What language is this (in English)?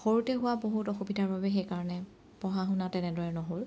Assamese